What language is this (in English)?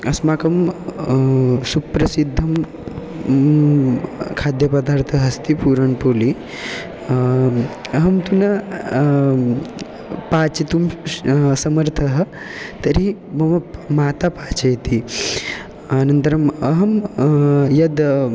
Sanskrit